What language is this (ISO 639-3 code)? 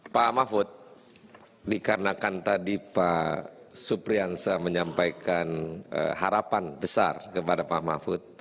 ind